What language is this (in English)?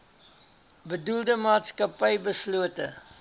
Afrikaans